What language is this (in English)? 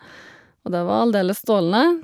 Norwegian